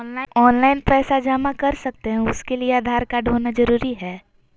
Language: Magahi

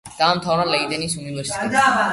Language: Georgian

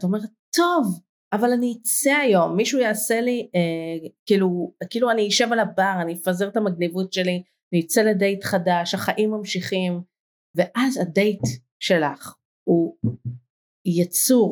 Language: Hebrew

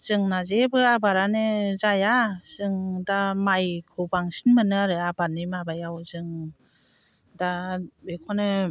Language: Bodo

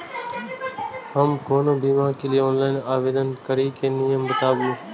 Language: Maithili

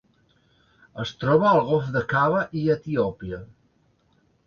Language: Catalan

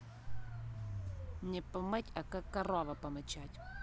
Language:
Russian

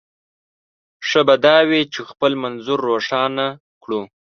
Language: Pashto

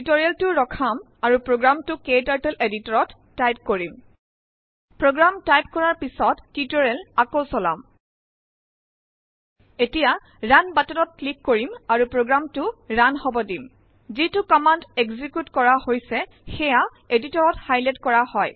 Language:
Assamese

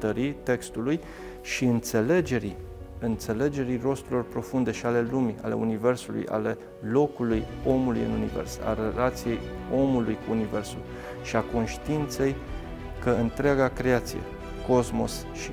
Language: Romanian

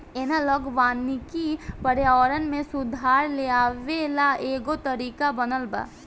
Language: Bhojpuri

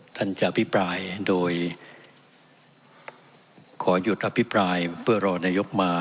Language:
Thai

